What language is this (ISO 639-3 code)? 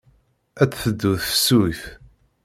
kab